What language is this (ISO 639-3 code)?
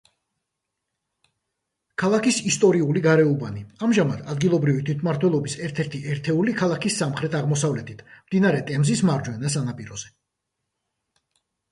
kat